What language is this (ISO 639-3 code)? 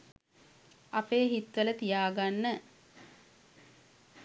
sin